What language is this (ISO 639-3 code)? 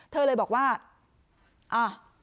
tha